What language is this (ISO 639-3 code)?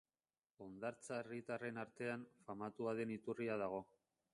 eus